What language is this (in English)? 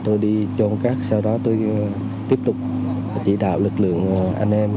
Vietnamese